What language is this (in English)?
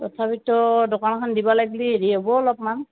Assamese